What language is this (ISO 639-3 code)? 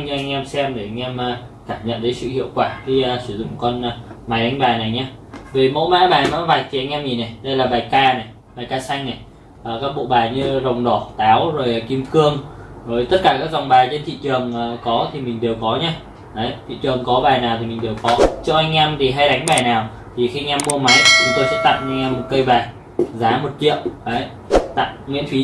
vie